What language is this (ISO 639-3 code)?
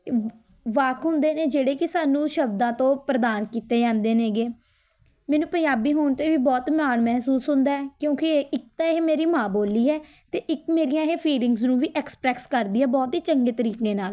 pan